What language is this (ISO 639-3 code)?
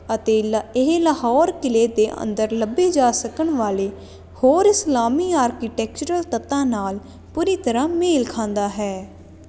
pan